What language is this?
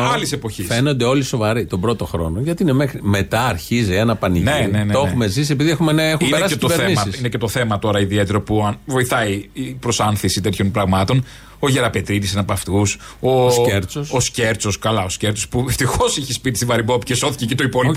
Greek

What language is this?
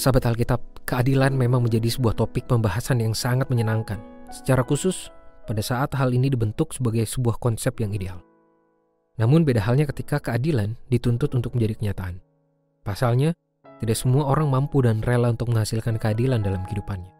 Indonesian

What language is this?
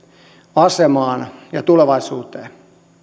Finnish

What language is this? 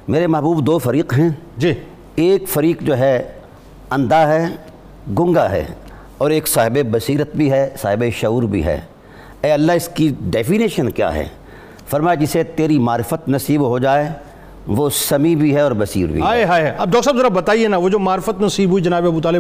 Urdu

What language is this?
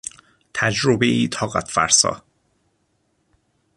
Persian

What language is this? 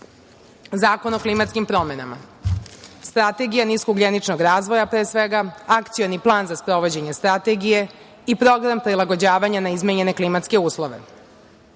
Serbian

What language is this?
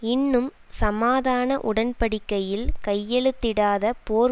Tamil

